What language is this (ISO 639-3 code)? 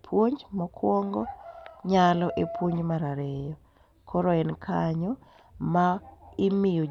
luo